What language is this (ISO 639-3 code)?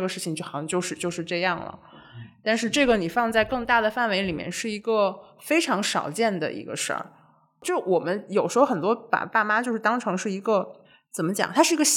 zho